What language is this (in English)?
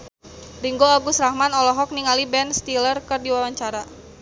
Sundanese